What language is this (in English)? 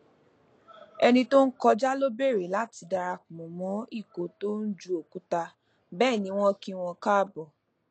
Yoruba